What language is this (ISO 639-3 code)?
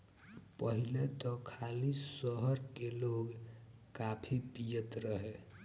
bho